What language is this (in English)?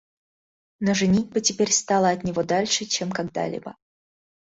Russian